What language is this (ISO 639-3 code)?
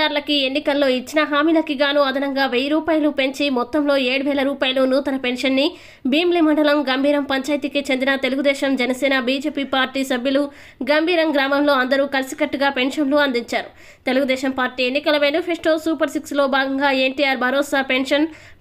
tel